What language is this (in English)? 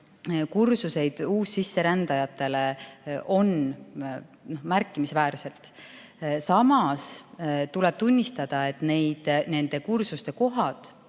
Estonian